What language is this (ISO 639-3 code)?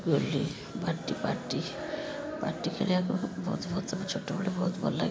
ori